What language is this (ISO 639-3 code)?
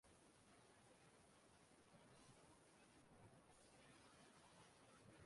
ibo